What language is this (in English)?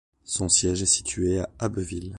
French